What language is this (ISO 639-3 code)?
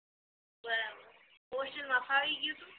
guj